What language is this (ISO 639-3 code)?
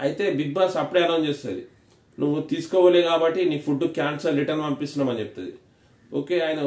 tel